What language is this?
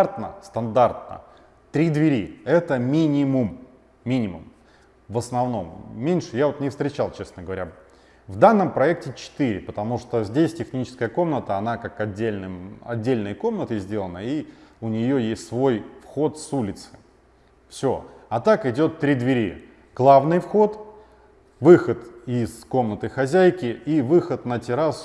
Russian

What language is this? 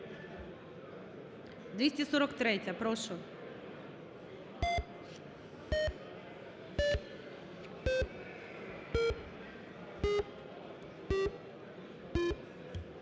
Ukrainian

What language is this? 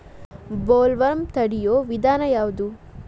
Kannada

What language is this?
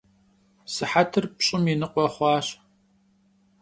Kabardian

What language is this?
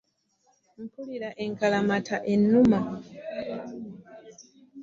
Ganda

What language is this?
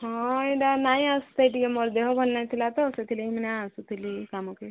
Odia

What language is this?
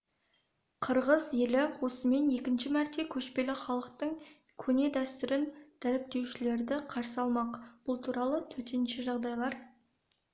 Kazakh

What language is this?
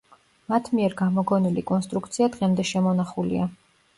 Georgian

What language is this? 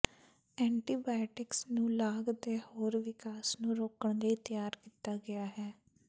Punjabi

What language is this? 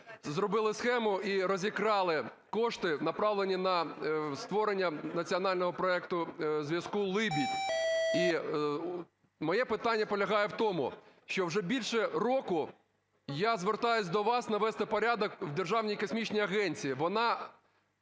Ukrainian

